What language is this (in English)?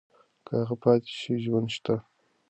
Pashto